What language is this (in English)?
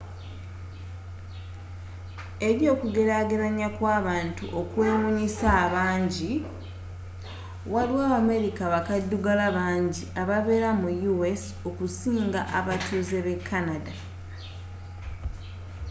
Ganda